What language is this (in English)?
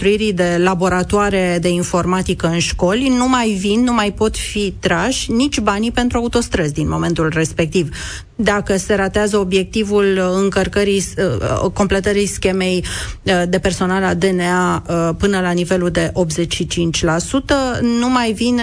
Romanian